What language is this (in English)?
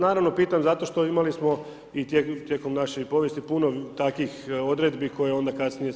Croatian